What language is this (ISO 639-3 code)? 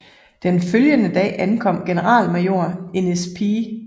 dan